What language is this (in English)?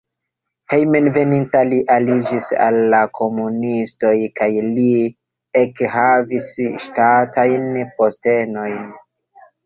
Esperanto